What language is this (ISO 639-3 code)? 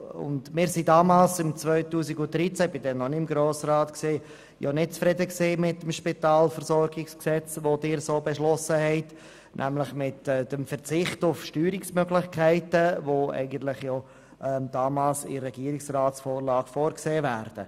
gsw